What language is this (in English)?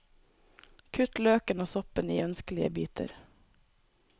Norwegian